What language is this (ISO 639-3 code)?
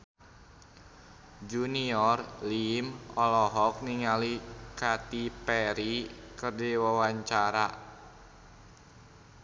sun